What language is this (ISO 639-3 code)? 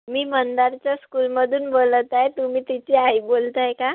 mar